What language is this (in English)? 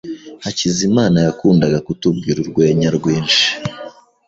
Kinyarwanda